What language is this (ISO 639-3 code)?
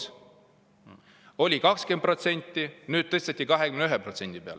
est